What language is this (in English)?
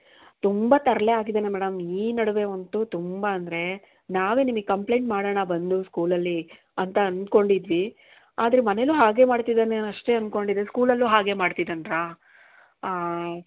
Kannada